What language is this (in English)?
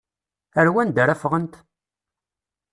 Kabyle